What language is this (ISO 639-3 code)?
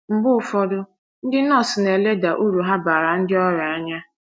ibo